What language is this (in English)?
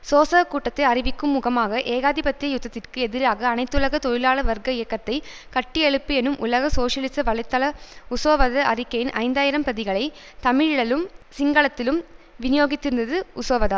Tamil